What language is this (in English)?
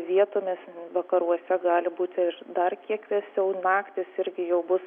Lithuanian